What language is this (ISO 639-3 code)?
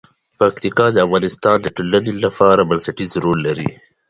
pus